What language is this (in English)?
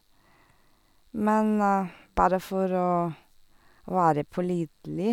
Norwegian